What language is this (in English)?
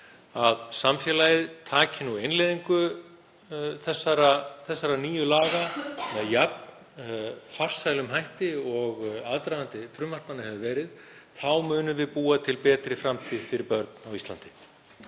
Icelandic